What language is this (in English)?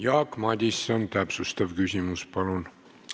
Estonian